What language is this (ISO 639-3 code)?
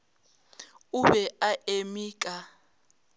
nso